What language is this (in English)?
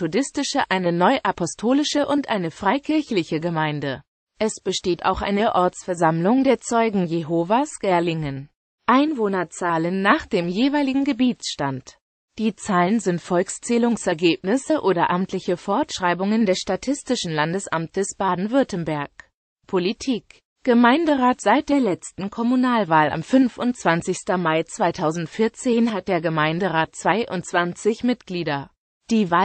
German